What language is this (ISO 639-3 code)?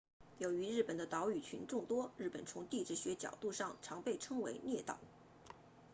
zho